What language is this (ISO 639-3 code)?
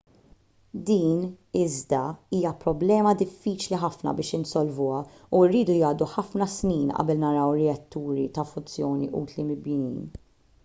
mlt